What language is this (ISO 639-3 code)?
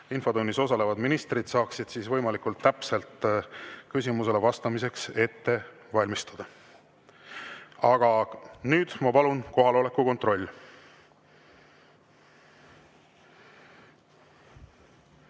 est